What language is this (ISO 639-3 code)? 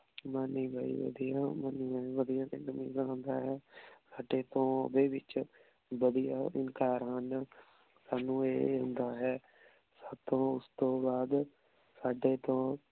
pan